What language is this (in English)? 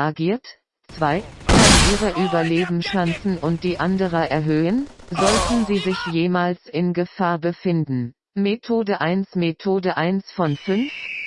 German